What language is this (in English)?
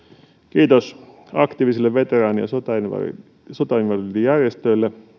Finnish